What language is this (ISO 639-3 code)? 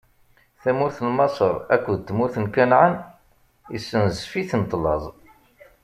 kab